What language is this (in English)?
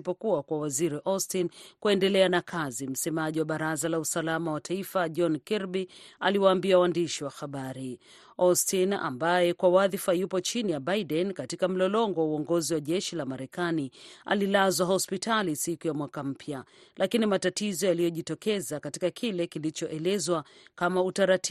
Swahili